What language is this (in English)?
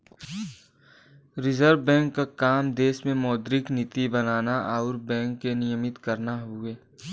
Bhojpuri